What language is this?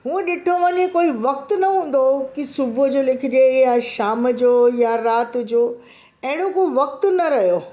Sindhi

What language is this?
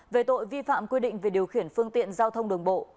Vietnamese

